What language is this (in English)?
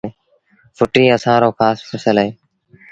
Sindhi Bhil